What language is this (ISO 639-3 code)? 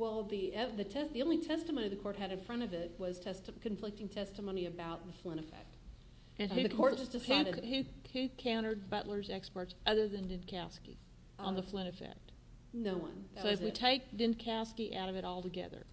eng